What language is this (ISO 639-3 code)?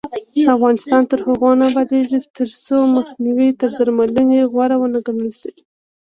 pus